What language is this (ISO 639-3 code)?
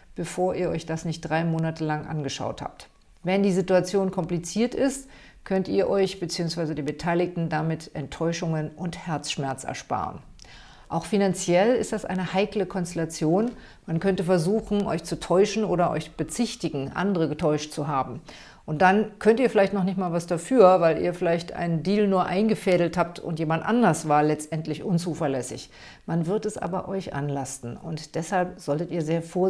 deu